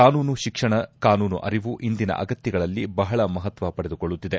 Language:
Kannada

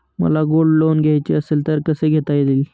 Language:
Marathi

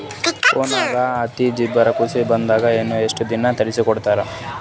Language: Kannada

